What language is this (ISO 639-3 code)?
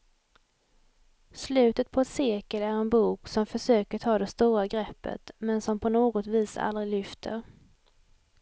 swe